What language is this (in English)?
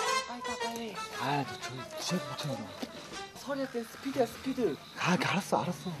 Korean